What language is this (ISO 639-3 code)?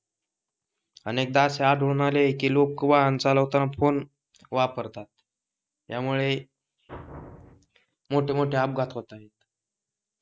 mar